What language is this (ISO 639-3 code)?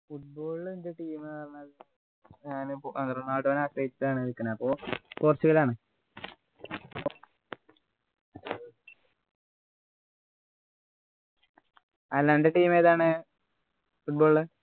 mal